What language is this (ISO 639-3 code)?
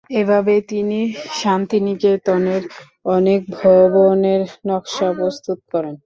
ben